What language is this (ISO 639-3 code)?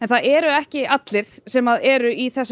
isl